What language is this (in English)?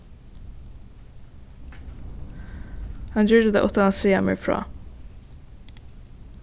Faroese